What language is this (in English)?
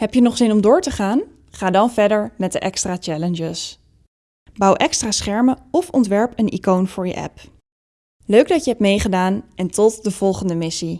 Dutch